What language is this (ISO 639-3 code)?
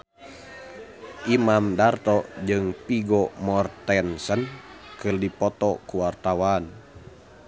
sun